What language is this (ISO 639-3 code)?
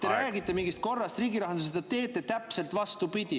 est